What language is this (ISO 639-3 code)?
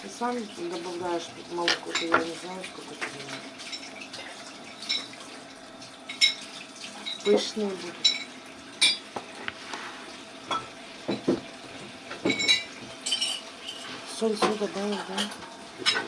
rus